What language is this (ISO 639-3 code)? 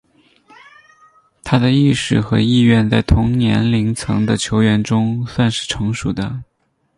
zho